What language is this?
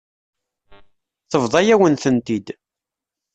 Kabyle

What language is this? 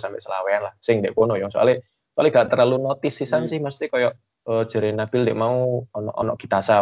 Indonesian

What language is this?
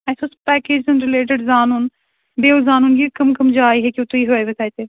Kashmiri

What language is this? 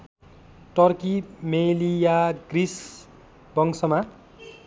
Nepali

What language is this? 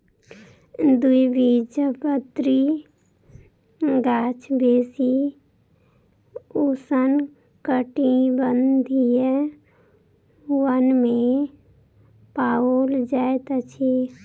Maithili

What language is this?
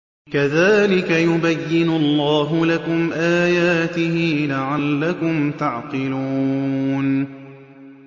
Arabic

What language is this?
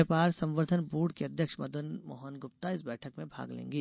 Hindi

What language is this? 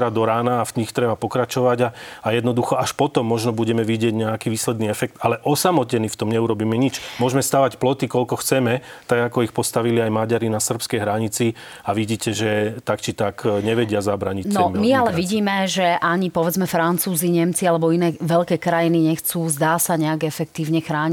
Slovak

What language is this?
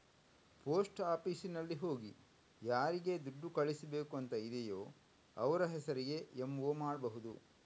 Kannada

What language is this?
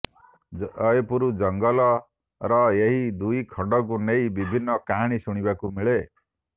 Odia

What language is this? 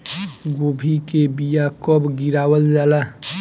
Bhojpuri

